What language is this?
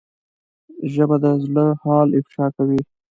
Pashto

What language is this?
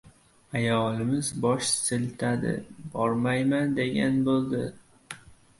Uzbek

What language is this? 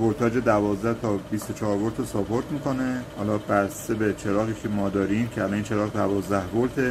Persian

